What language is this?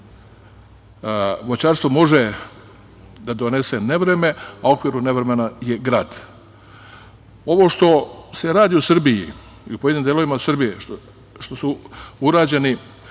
Serbian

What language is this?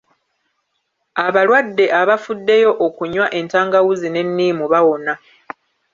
Ganda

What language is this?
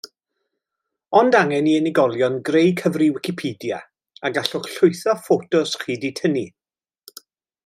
Welsh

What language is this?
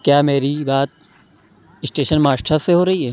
Urdu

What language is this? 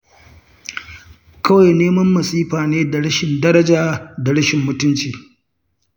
Hausa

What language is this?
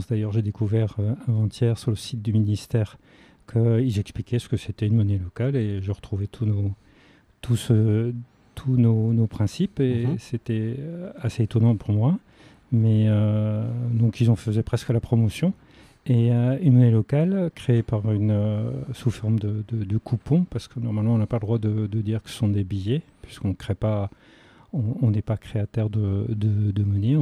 French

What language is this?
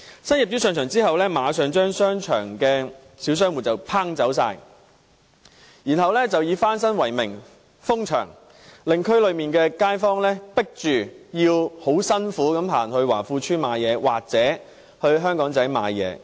Cantonese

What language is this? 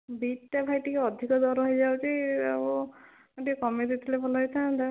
Odia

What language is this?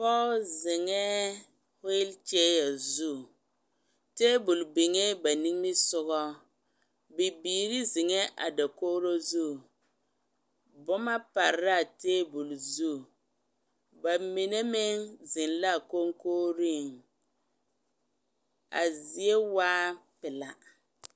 Southern Dagaare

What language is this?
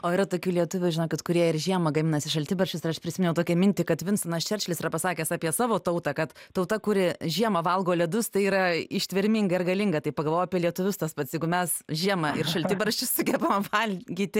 Lithuanian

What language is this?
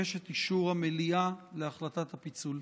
Hebrew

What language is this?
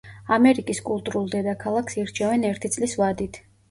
Georgian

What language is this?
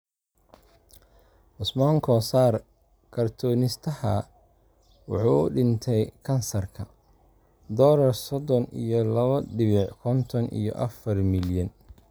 Somali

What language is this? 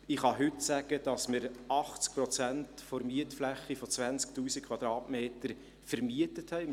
Swiss German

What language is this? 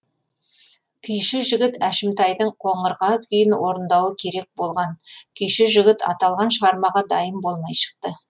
Kazakh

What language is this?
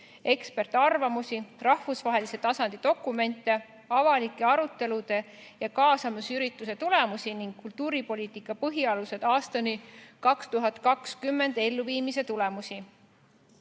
Estonian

